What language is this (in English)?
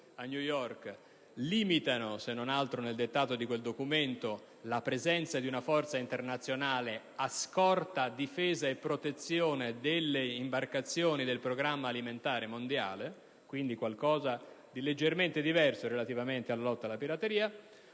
Italian